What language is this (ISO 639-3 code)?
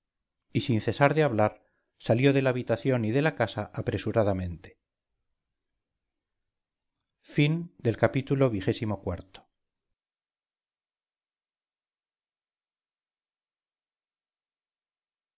spa